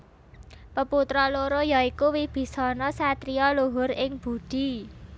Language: Javanese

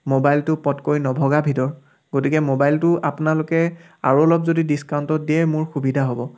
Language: Assamese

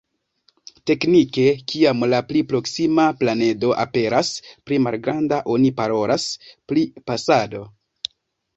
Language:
Esperanto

